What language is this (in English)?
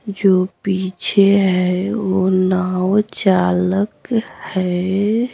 Hindi